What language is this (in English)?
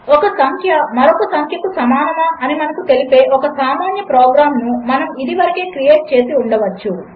Telugu